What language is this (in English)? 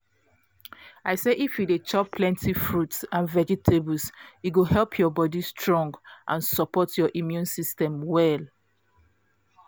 Nigerian Pidgin